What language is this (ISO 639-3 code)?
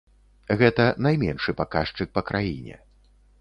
bel